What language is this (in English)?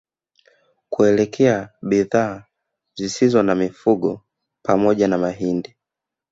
Swahili